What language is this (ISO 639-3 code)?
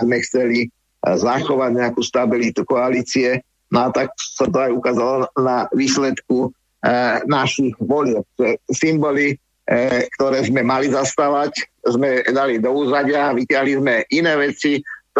slk